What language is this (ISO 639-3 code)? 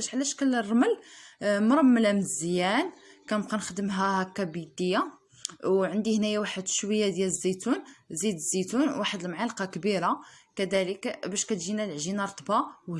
ara